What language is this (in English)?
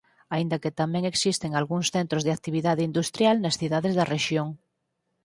Galician